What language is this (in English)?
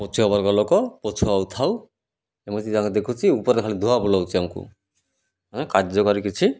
Odia